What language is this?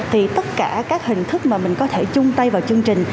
Vietnamese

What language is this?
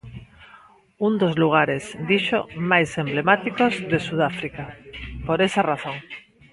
Galician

